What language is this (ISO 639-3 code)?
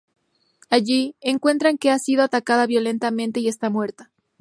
spa